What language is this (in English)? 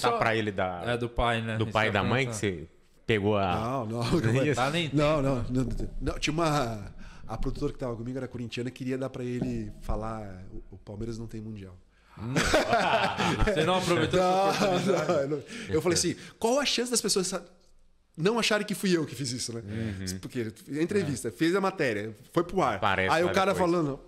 Portuguese